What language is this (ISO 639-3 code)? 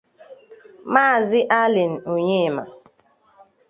ibo